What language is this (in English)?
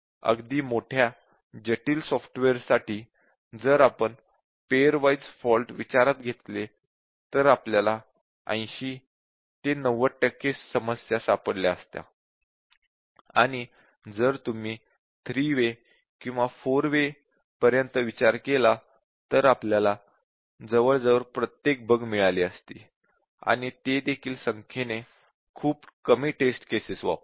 Marathi